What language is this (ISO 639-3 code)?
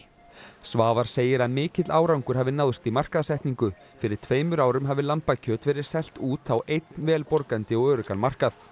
isl